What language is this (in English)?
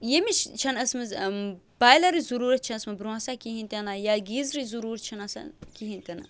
Kashmiri